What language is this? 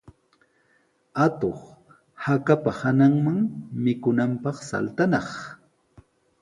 Sihuas Ancash Quechua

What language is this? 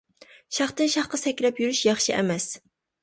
Uyghur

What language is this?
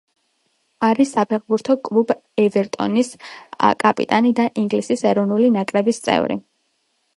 Georgian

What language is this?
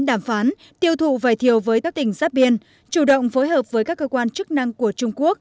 Vietnamese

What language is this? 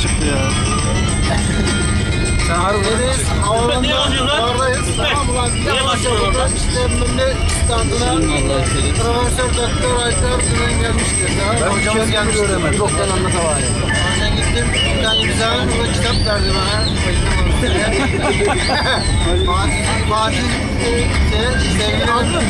Turkish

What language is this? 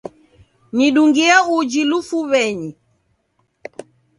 Taita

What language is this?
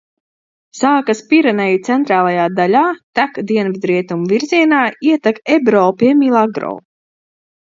Latvian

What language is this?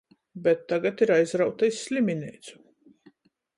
Latgalian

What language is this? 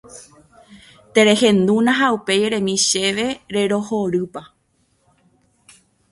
Guarani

